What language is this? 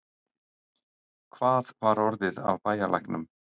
Icelandic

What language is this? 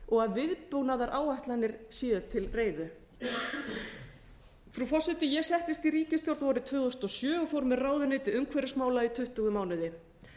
Icelandic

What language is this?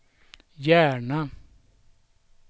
Swedish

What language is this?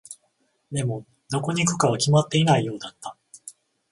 Japanese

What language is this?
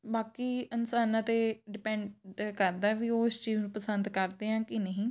Punjabi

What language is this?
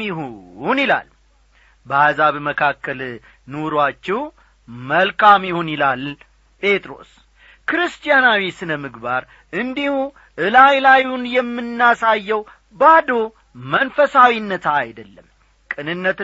Amharic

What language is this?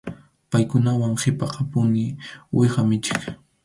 Arequipa-La Unión Quechua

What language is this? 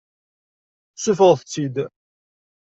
Kabyle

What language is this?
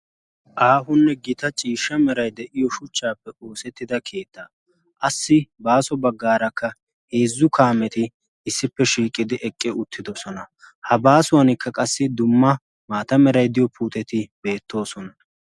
Wolaytta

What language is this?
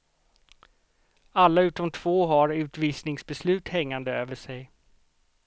Swedish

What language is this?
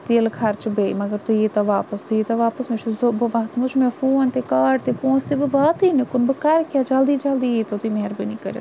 Kashmiri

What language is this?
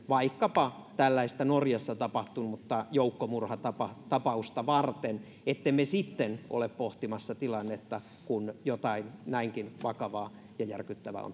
Finnish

